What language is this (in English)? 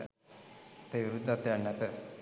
Sinhala